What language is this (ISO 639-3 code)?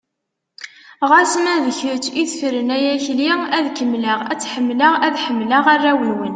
kab